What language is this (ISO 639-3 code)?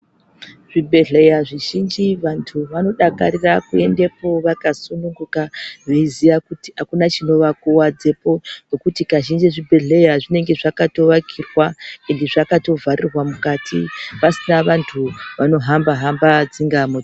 ndc